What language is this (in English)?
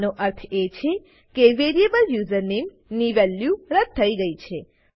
Gujarati